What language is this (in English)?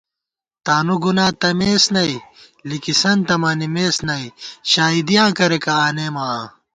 Gawar-Bati